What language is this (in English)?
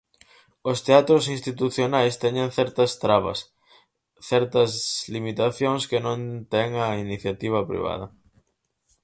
Galician